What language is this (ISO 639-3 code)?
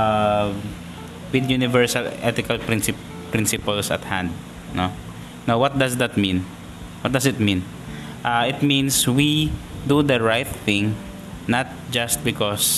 fil